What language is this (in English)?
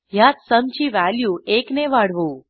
Marathi